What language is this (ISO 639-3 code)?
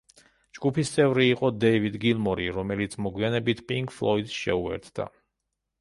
kat